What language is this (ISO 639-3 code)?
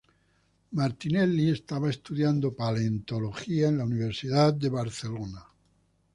spa